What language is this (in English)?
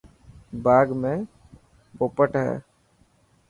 Dhatki